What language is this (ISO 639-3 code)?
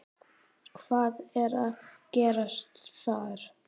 isl